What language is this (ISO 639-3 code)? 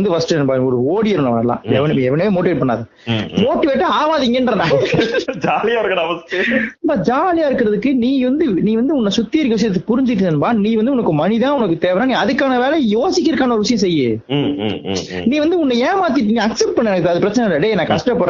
tam